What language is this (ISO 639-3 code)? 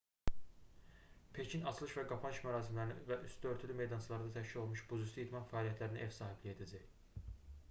aze